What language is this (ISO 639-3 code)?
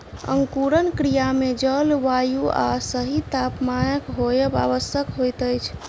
mai